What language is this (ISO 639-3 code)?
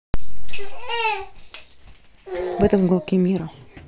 rus